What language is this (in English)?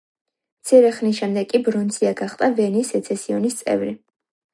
Georgian